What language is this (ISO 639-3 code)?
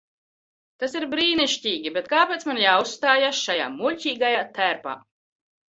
lav